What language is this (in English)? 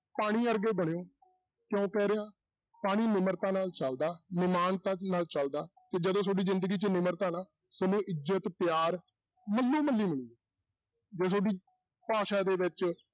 Punjabi